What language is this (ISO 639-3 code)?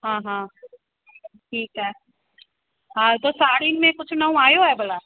snd